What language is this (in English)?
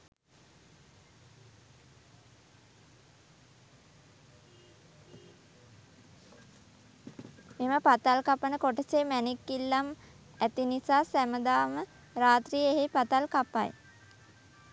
Sinhala